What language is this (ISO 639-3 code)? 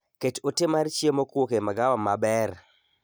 luo